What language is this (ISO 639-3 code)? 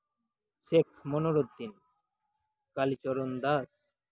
sat